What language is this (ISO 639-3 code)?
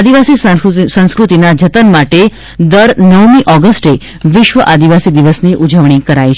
guj